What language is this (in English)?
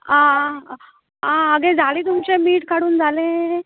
Konkani